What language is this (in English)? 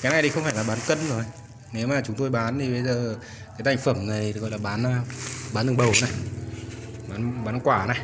Vietnamese